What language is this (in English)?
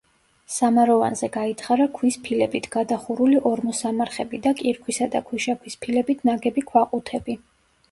Georgian